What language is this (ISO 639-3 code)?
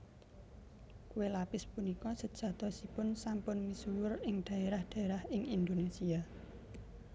jav